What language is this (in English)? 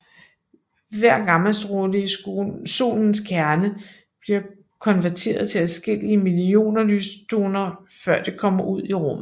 Danish